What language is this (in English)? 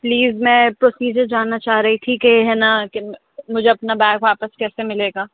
Urdu